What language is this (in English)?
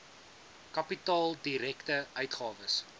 Afrikaans